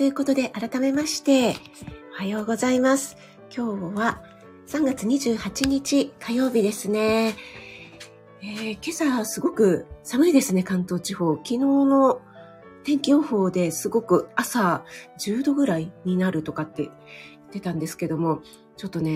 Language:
Japanese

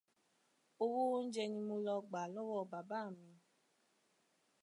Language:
Yoruba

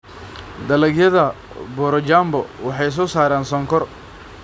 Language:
Somali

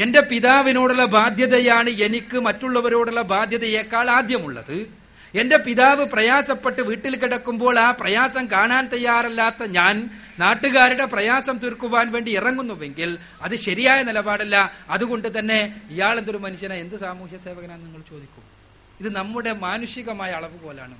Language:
Malayalam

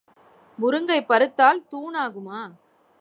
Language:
Tamil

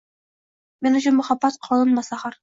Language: Uzbek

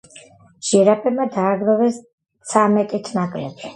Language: Georgian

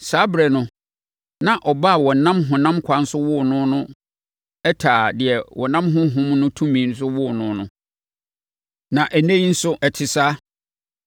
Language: Akan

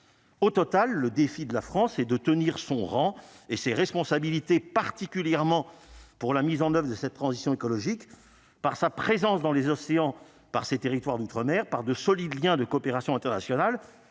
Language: French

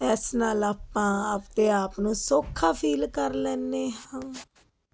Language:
Punjabi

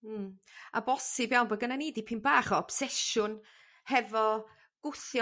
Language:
Welsh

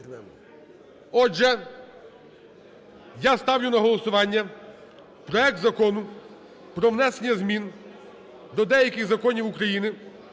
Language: Ukrainian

